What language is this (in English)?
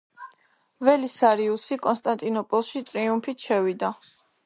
Georgian